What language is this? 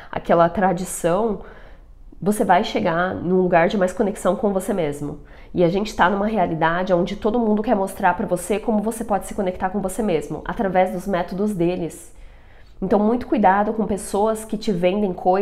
Portuguese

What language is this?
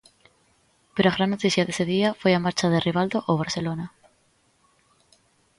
Galician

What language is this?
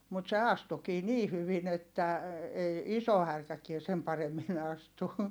Finnish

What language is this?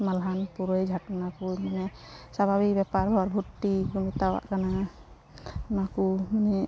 Santali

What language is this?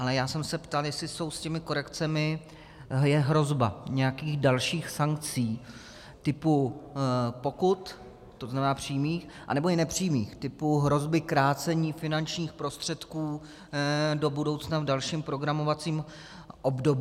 Czech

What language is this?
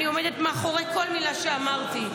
Hebrew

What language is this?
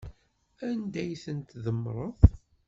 Kabyle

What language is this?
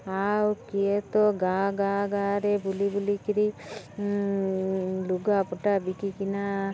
Odia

